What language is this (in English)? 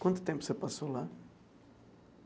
Portuguese